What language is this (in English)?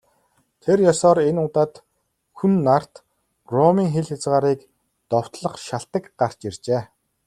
Mongolian